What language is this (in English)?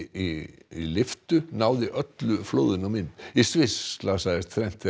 Icelandic